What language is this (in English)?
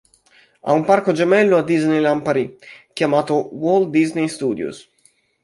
Italian